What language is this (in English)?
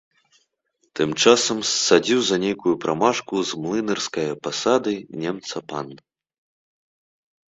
Belarusian